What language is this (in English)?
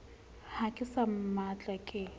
Southern Sotho